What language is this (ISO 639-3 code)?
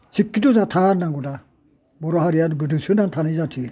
brx